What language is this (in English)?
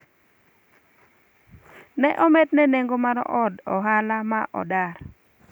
Luo (Kenya and Tanzania)